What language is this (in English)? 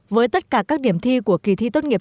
Vietnamese